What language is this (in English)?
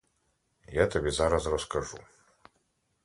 Ukrainian